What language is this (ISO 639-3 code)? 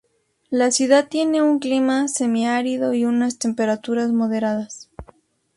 spa